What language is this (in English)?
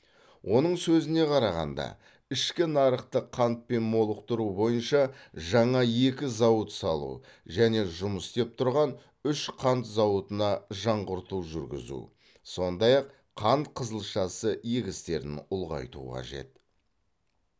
Kazakh